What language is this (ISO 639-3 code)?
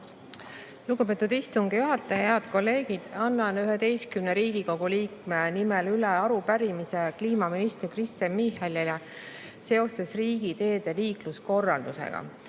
est